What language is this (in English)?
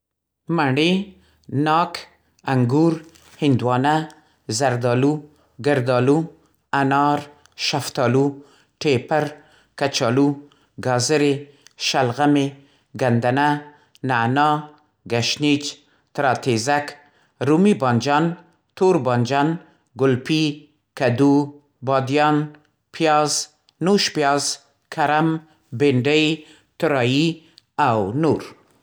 Central Pashto